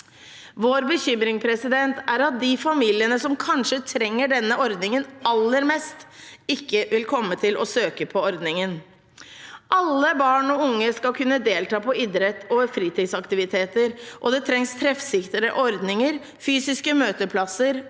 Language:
Norwegian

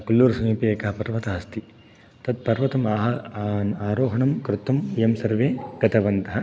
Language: Sanskrit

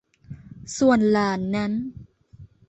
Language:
Thai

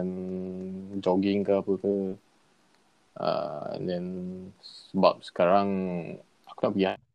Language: Malay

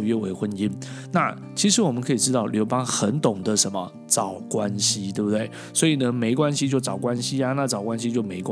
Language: Chinese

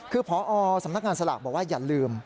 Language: Thai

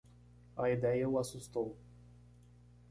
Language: Portuguese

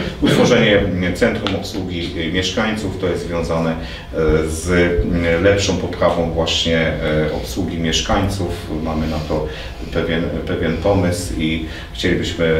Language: Polish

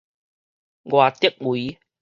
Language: Min Nan Chinese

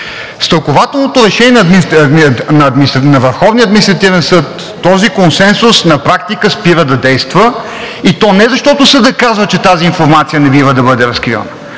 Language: Bulgarian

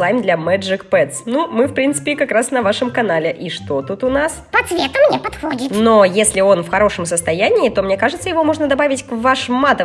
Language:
Russian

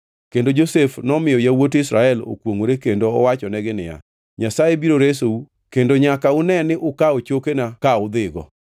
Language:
Luo (Kenya and Tanzania)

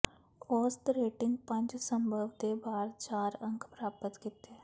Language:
Punjabi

